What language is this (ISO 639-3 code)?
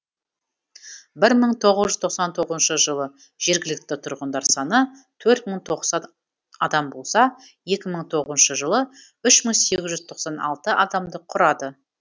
kaz